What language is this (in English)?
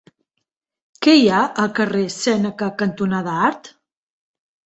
Catalan